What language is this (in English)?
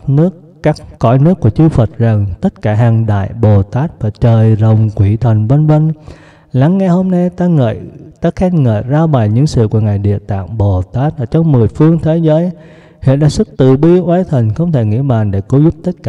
Vietnamese